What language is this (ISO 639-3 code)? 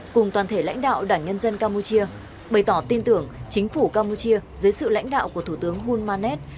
vie